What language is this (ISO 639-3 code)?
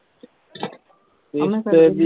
pan